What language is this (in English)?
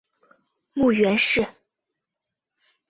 Chinese